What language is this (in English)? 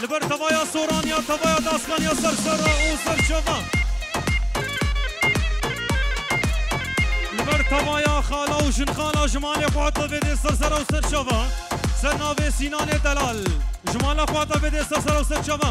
Arabic